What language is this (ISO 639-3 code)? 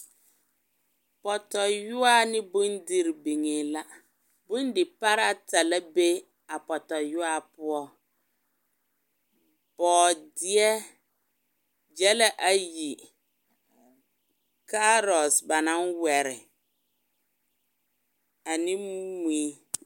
dga